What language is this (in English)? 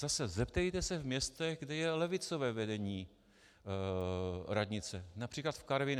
Czech